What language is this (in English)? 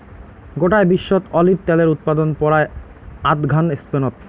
Bangla